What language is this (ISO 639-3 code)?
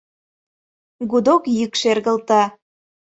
chm